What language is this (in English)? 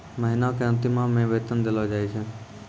Maithili